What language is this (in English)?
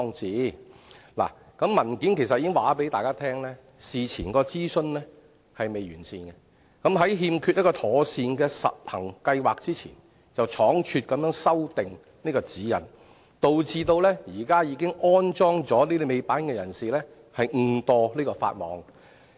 Cantonese